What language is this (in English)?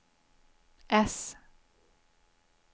Swedish